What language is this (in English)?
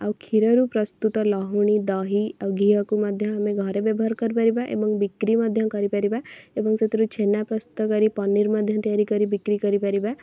Odia